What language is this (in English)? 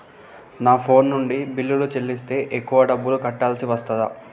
Telugu